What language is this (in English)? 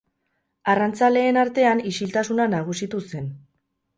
Basque